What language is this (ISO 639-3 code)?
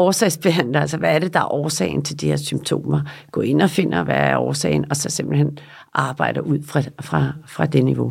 dan